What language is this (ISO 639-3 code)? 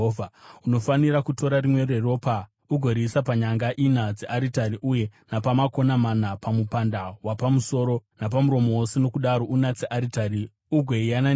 sna